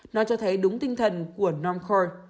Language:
Vietnamese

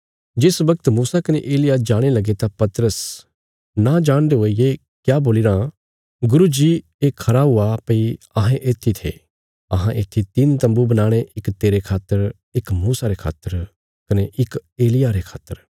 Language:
Bilaspuri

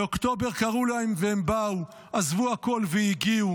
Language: Hebrew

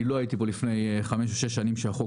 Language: Hebrew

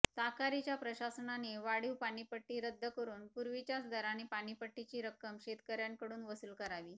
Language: Marathi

